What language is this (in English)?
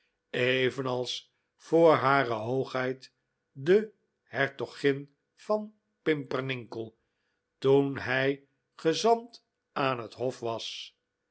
Dutch